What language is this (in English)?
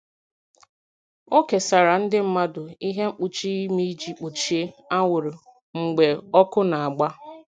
Igbo